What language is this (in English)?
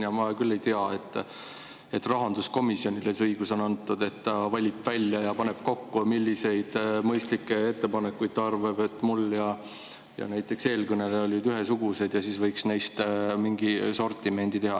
Estonian